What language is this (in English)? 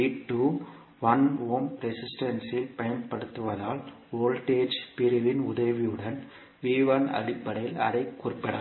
Tamil